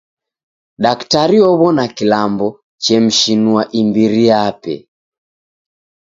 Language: Taita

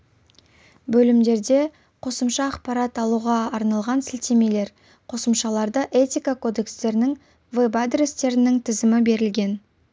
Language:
Kazakh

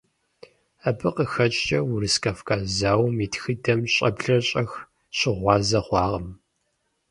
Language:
Kabardian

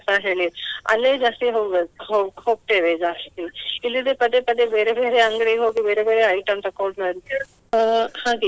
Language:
Kannada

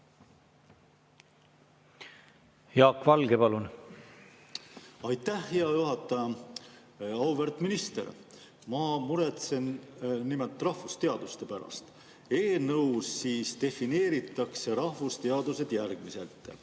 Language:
Estonian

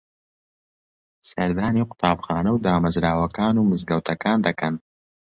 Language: Central Kurdish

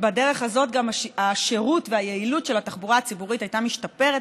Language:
Hebrew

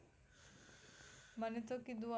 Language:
Gujarati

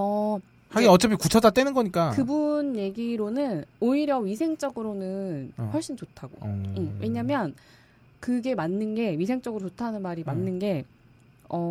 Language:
Korean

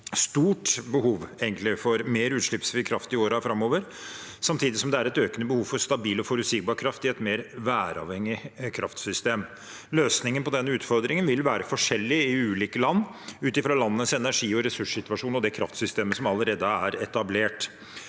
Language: Norwegian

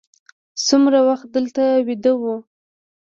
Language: Pashto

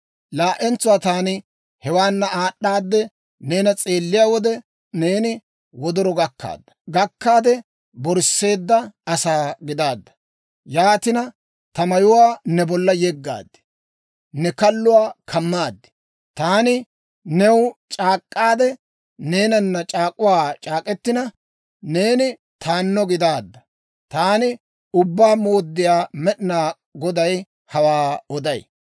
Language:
Dawro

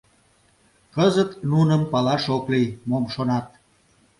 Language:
Mari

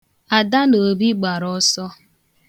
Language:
Igbo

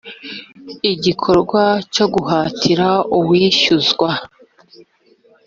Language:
Kinyarwanda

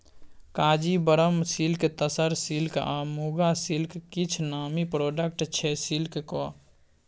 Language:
Maithili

